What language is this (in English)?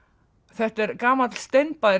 Icelandic